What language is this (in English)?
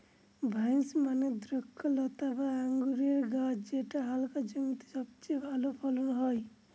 Bangla